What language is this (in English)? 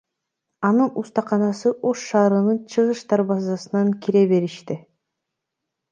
Kyrgyz